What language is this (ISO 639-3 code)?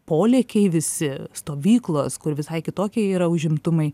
lit